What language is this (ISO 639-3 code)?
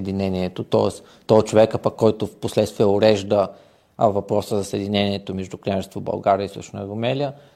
bul